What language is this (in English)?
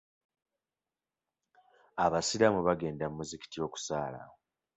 Ganda